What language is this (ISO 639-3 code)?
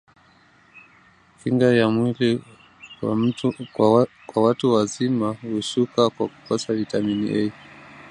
swa